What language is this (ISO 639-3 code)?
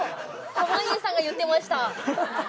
jpn